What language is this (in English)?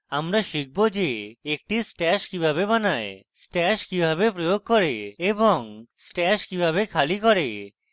Bangla